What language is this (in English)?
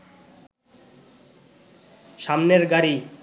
Bangla